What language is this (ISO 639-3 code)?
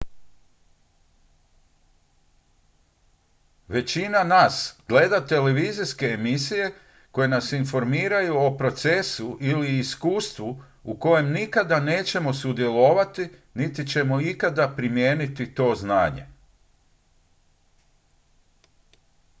hrv